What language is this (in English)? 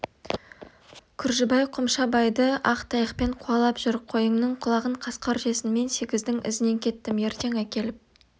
Kazakh